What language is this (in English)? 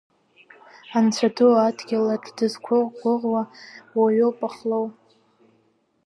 Abkhazian